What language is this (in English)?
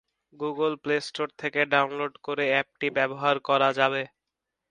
Bangla